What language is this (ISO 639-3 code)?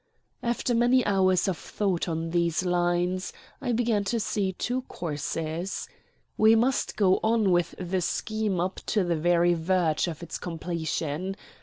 eng